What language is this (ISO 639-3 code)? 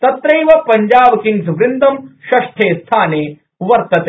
san